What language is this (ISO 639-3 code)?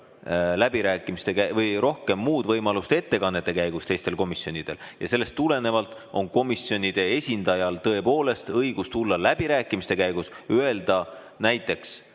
est